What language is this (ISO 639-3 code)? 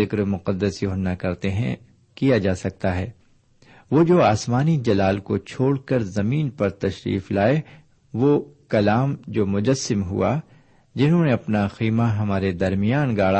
urd